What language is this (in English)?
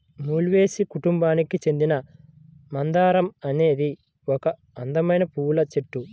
Telugu